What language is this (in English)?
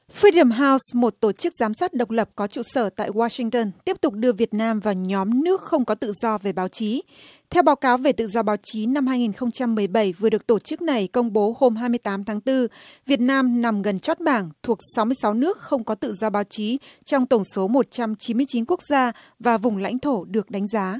Vietnamese